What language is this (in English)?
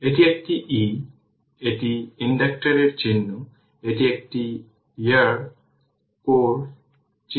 Bangla